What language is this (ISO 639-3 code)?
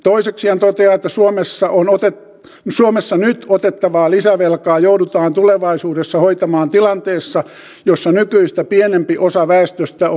fin